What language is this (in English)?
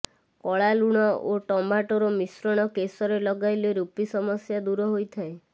Odia